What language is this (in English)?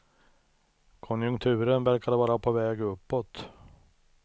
Swedish